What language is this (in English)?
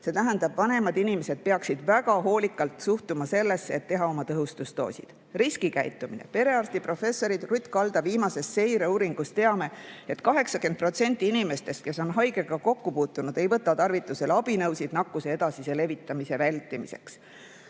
Estonian